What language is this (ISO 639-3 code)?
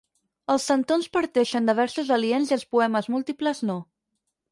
cat